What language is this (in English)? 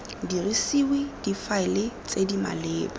Tswana